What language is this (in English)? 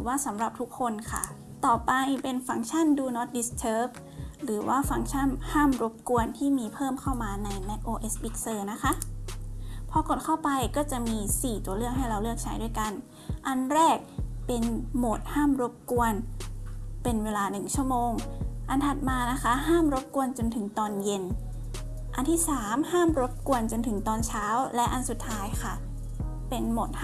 Thai